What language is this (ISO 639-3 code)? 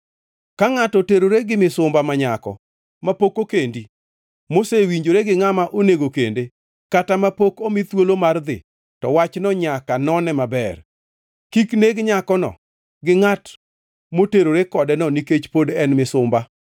luo